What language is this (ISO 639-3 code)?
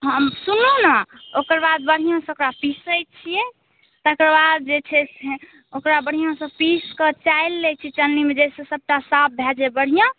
mai